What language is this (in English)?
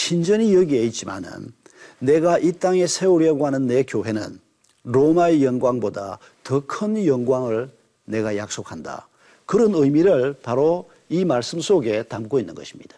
Korean